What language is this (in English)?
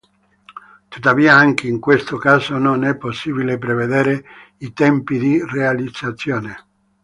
Italian